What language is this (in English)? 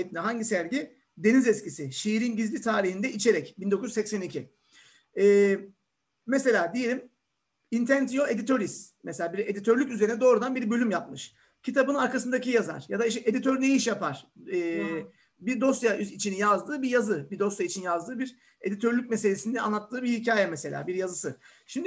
Turkish